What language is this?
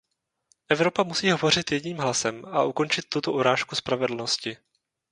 Czech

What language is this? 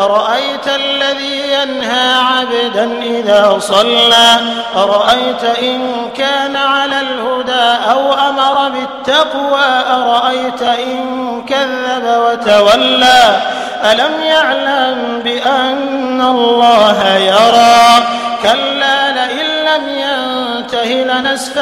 Arabic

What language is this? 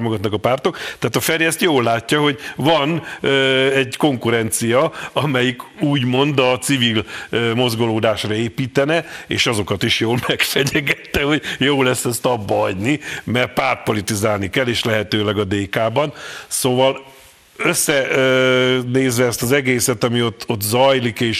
Hungarian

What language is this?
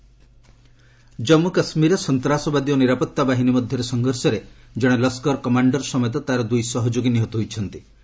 Odia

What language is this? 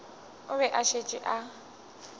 Northern Sotho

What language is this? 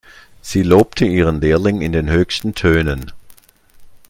German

